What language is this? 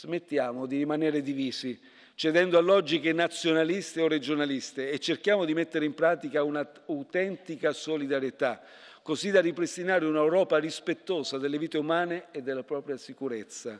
Italian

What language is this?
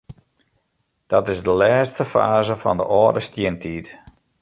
Western Frisian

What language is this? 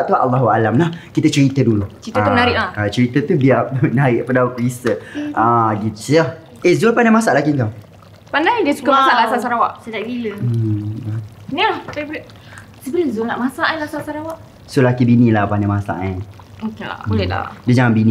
Malay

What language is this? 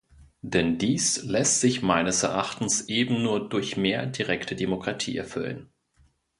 German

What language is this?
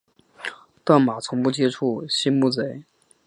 Chinese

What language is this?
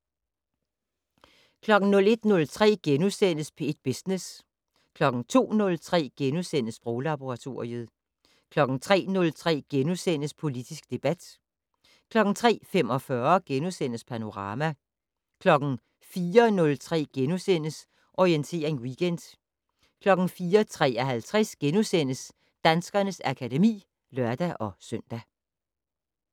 Danish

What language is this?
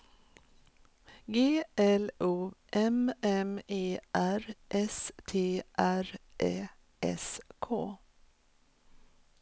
Swedish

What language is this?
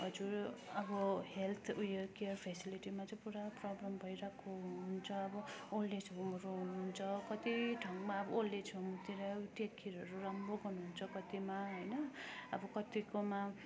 Nepali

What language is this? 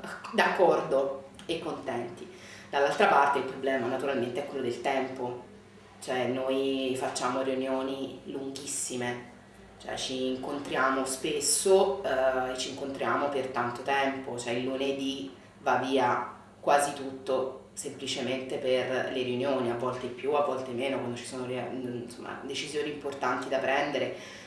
Italian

